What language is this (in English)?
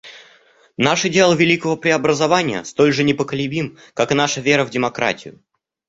Russian